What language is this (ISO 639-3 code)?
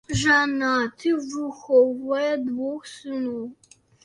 bel